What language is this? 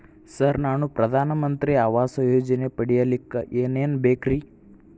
Kannada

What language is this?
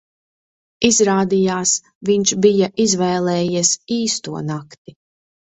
Latvian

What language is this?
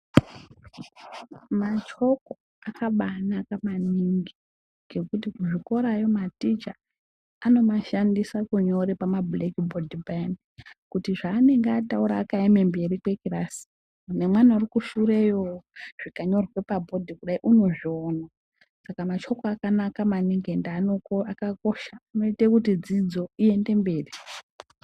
Ndau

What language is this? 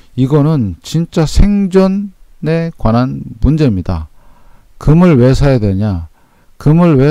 Korean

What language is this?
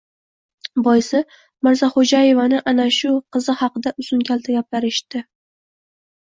Uzbek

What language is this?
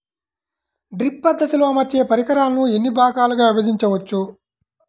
Telugu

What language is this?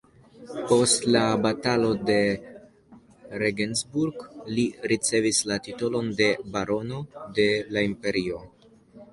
Esperanto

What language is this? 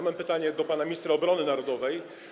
Polish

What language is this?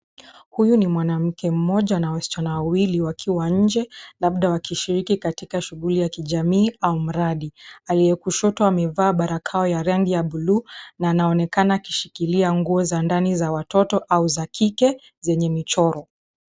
Swahili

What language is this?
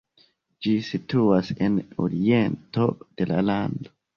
Esperanto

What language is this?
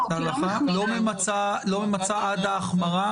Hebrew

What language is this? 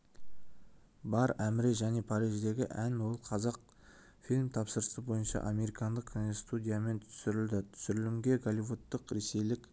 Kazakh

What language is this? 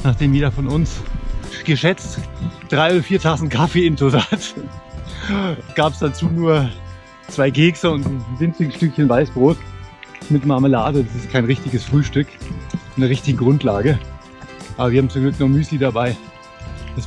German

